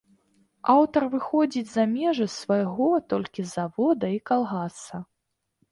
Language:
Belarusian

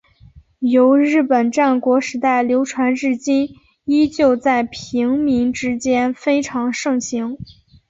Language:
Chinese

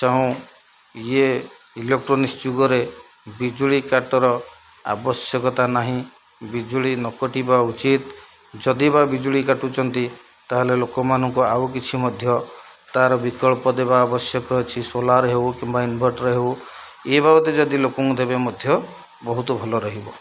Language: Odia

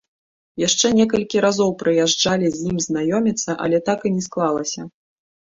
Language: Belarusian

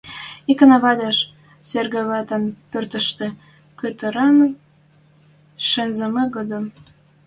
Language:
Western Mari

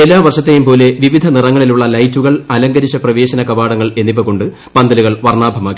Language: Malayalam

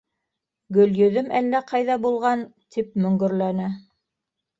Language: Bashkir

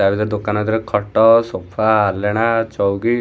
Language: Odia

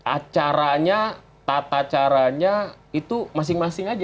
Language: Indonesian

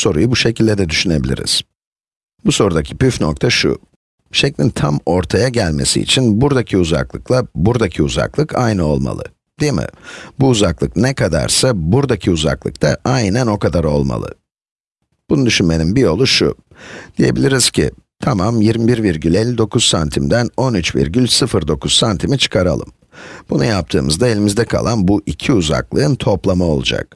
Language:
Turkish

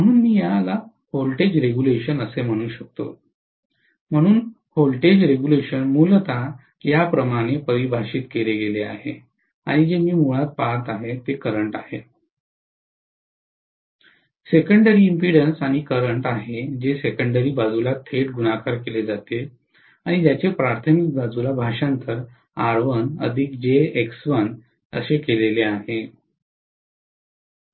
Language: Marathi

